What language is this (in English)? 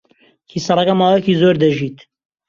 Central Kurdish